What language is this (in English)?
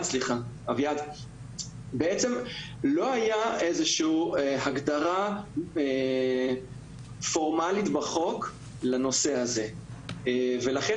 Hebrew